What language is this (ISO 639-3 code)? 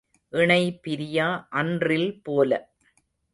tam